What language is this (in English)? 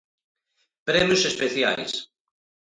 Galician